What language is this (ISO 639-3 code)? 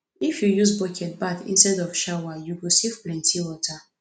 pcm